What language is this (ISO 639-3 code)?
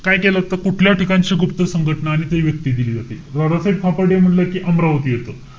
mar